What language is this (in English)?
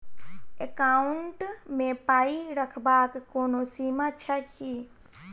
Maithili